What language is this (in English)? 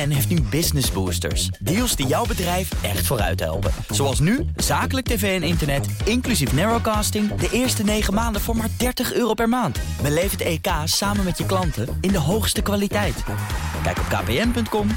Dutch